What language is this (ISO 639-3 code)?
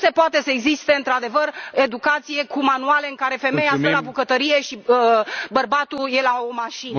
ron